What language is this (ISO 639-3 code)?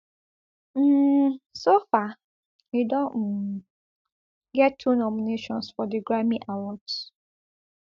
pcm